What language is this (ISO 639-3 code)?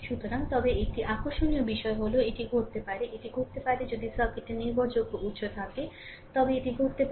ben